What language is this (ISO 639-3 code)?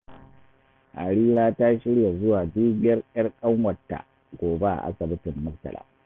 hau